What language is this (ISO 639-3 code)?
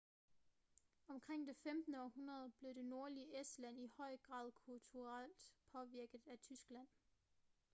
dan